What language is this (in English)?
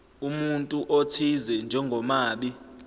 Zulu